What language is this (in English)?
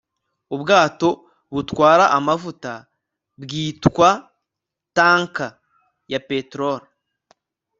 Kinyarwanda